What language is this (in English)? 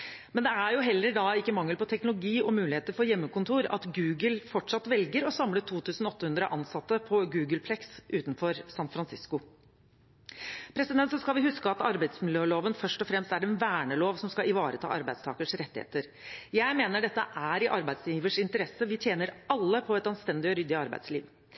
Norwegian Bokmål